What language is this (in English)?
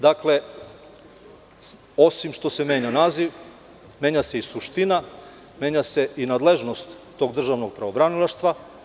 Serbian